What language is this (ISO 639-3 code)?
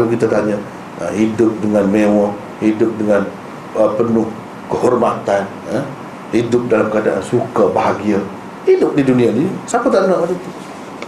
msa